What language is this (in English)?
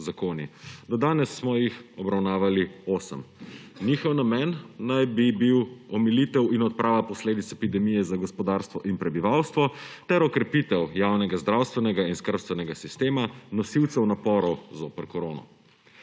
Slovenian